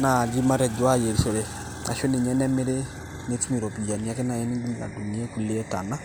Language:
Masai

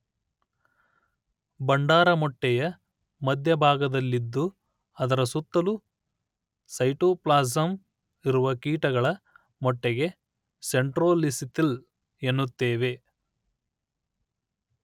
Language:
Kannada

